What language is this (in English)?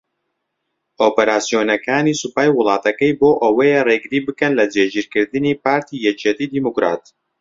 Central Kurdish